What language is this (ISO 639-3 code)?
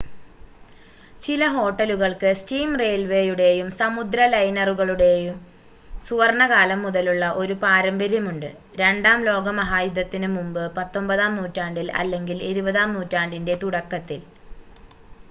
mal